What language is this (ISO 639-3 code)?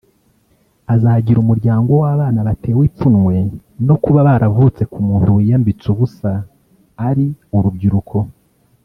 kin